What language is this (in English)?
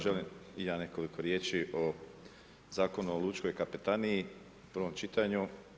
Croatian